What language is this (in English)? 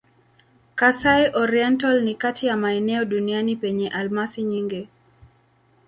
Swahili